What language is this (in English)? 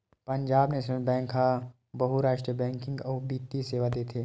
Chhattisgarhi